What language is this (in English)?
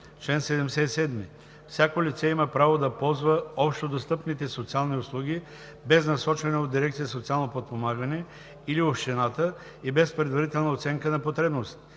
Bulgarian